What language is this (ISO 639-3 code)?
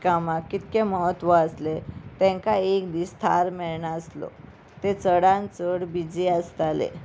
kok